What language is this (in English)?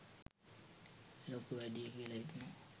Sinhala